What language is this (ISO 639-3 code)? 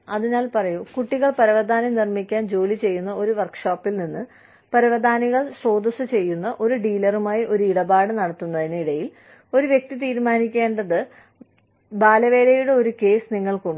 mal